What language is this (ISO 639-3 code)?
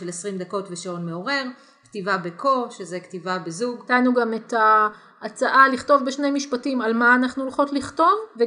heb